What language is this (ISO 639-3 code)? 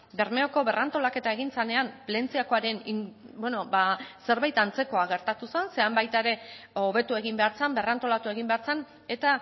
eus